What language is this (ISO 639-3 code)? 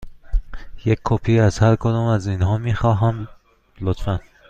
fas